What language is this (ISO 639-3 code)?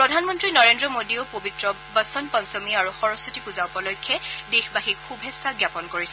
asm